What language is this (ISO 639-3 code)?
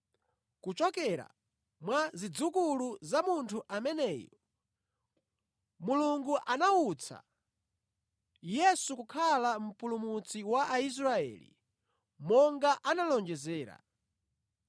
nya